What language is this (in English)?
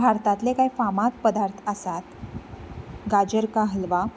Konkani